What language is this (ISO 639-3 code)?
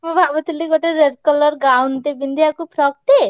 ori